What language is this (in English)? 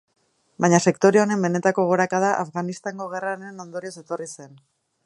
Basque